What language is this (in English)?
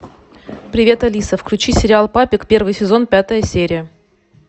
Russian